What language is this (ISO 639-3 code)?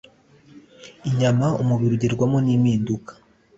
kin